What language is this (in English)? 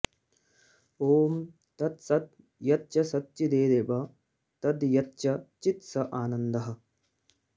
Sanskrit